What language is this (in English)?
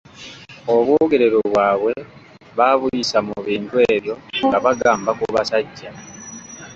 Ganda